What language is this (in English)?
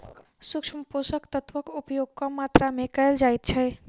Maithili